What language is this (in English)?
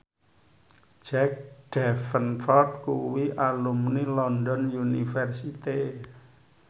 Javanese